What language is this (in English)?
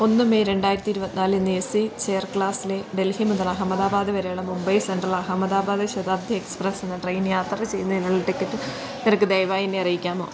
Malayalam